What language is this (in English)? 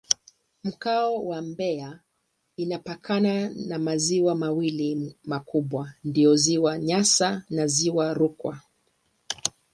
Swahili